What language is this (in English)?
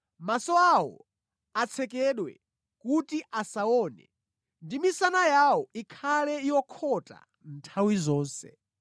Nyanja